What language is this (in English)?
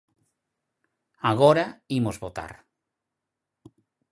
Galician